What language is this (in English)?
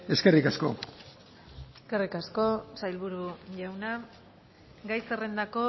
Basque